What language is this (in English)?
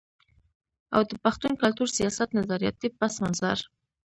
Pashto